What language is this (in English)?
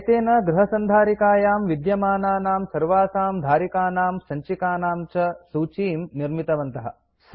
Sanskrit